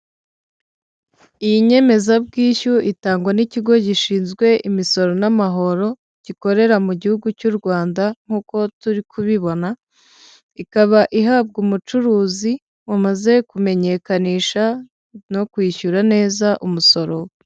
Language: Kinyarwanda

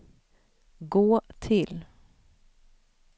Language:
Swedish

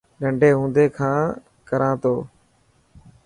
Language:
Dhatki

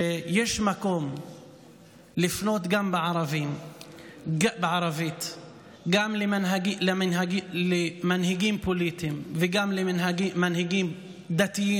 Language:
Hebrew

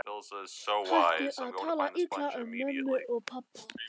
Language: Icelandic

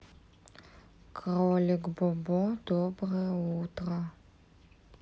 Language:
Russian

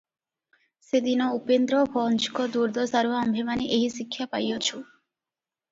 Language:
Odia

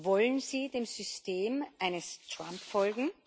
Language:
German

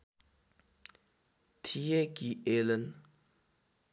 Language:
Nepali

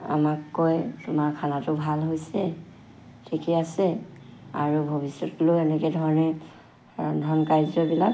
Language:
Assamese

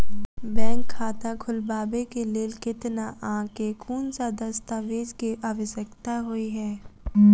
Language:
Maithili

